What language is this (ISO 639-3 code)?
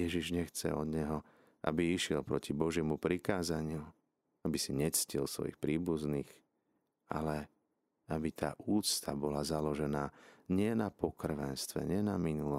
slk